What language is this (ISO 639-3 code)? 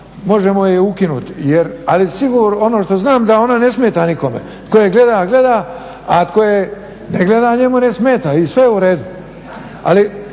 hrv